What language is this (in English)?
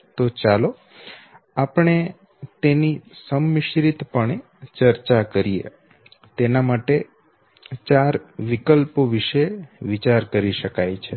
Gujarati